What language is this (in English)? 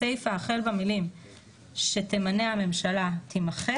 Hebrew